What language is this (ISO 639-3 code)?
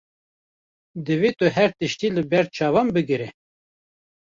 kur